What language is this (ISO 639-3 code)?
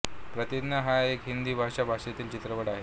mar